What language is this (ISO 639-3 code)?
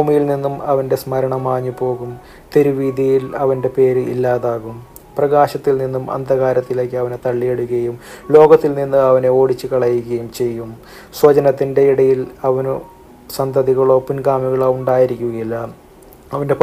mal